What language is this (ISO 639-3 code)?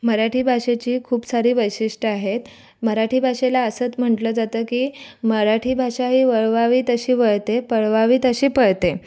mar